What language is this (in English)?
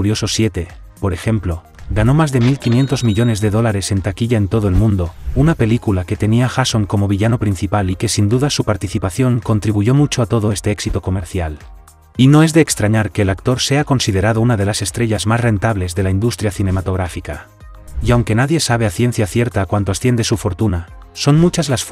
Spanish